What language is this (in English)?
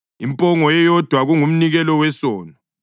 North Ndebele